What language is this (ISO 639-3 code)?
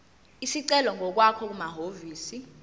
zul